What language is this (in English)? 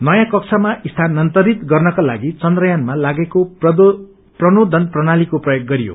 Nepali